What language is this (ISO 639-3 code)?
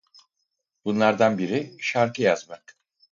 tur